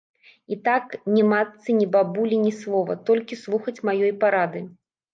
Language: Belarusian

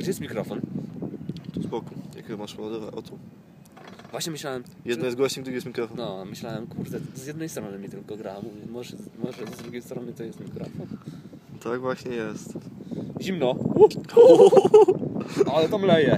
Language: Polish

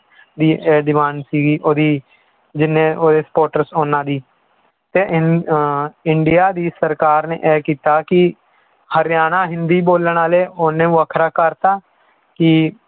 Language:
Punjabi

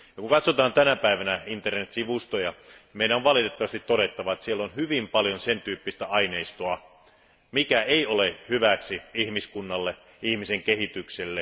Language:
Finnish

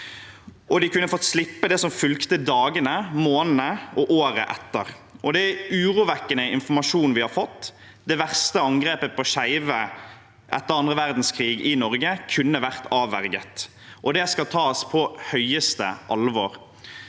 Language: Norwegian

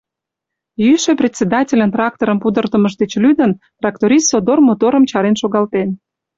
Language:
Mari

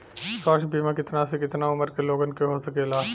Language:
Bhojpuri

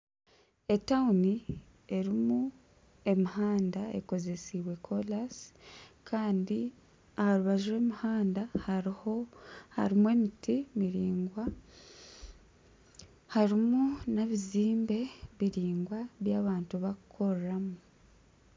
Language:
Nyankole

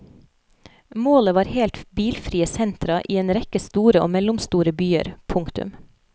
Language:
Norwegian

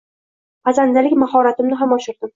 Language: Uzbek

